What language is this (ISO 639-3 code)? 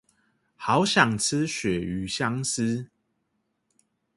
zho